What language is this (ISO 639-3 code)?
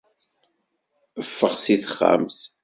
kab